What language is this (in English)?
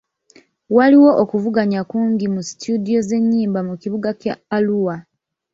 Ganda